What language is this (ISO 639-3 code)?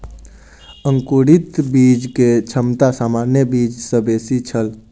mai